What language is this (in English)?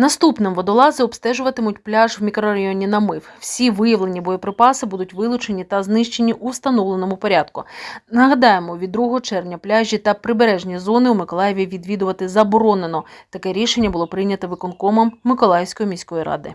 Ukrainian